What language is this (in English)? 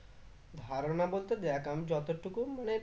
Bangla